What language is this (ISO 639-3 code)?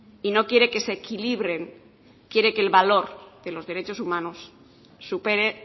spa